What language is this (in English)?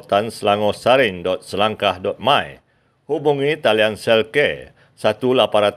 Malay